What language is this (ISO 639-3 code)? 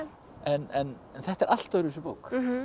isl